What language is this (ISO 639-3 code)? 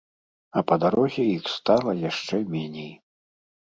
bel